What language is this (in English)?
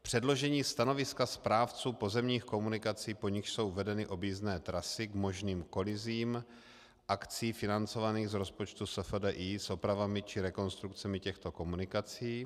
Czech